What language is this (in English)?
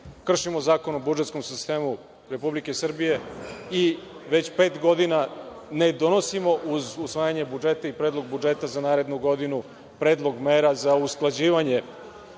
Serbian